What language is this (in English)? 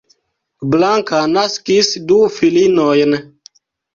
Esperanto